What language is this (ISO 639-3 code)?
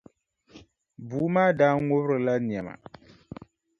dag